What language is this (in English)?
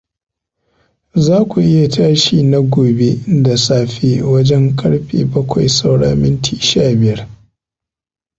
Hausa